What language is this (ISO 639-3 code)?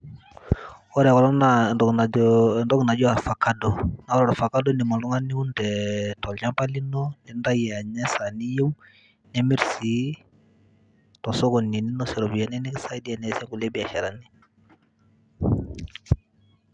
mas